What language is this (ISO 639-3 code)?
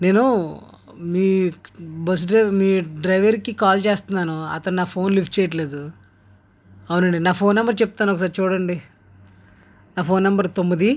tel